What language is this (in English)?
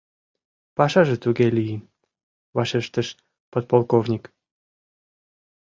Mari